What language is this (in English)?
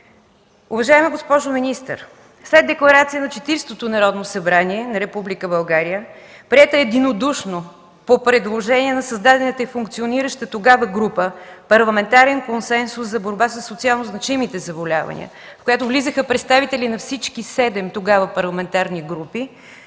Bulgarian